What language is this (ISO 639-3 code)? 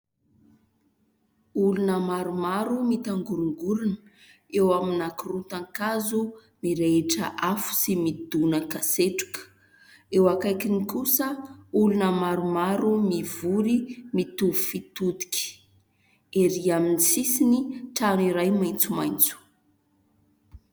mlg